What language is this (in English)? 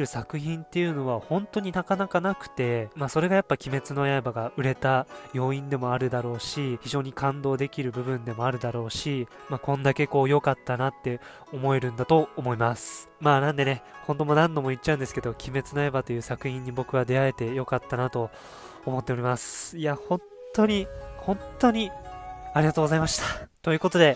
Japanese